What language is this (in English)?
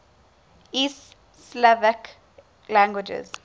English